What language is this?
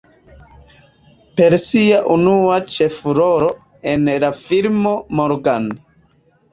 Esperanto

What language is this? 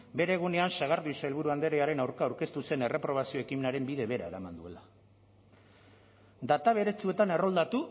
Basque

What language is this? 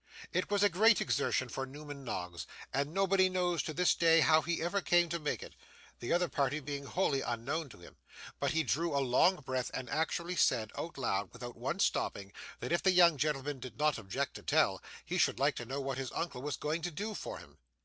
English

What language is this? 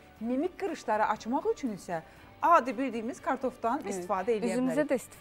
Turkish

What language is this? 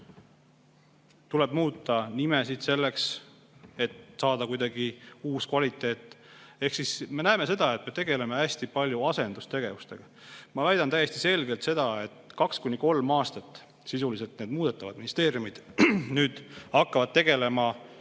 Estonian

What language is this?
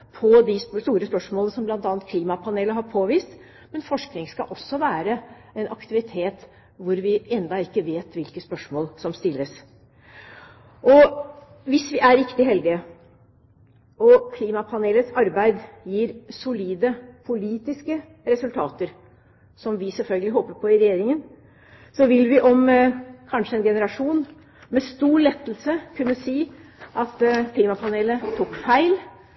Norwegian Bokmål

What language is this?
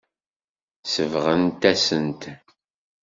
Kabyle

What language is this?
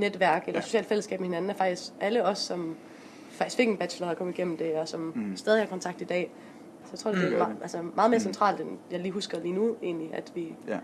Danish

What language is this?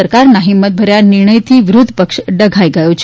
Gujarati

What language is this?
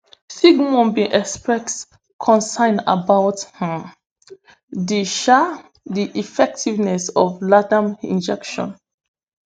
Nigerian Pidgin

